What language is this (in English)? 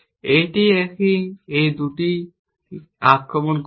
Bangla